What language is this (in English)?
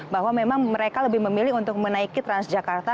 Indonesian